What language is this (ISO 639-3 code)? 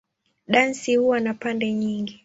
swa